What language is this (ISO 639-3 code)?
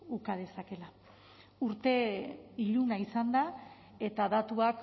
eus